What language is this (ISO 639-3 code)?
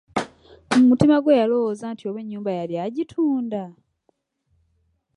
lug